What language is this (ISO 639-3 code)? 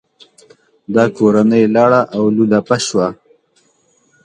pus